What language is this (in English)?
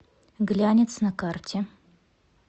Russian